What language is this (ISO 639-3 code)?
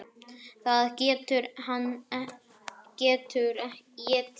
isl